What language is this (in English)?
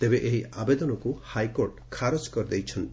Odia